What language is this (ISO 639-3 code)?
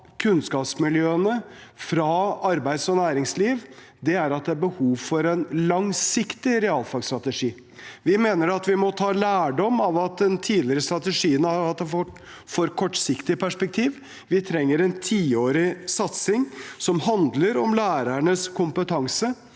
nor